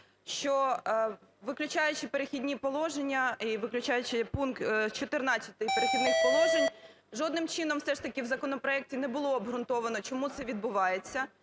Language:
Ukrainian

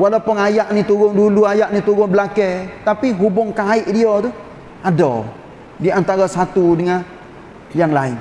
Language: Malay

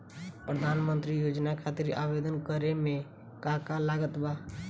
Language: Bhojpuri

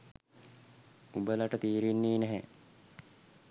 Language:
Sinhala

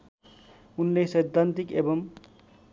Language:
Nepali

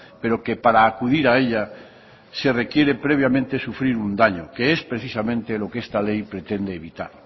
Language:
Spanish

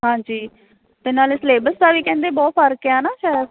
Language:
Punjabi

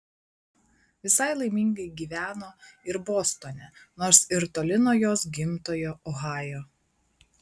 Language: Lithuanian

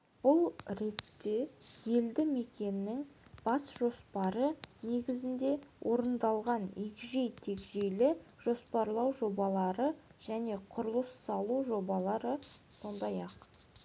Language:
Kazakh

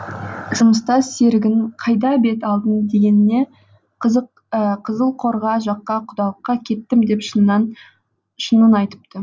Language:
Kazakh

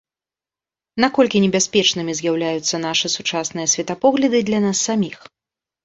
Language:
Belarusian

